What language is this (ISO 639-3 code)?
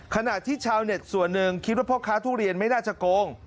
tha